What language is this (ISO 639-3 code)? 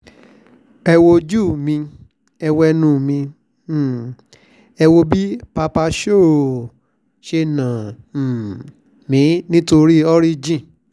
yor